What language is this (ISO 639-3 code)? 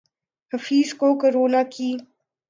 urd